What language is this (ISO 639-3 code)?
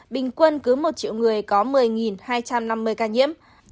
vie